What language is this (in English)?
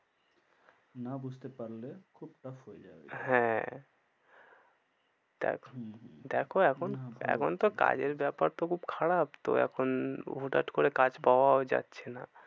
Bangla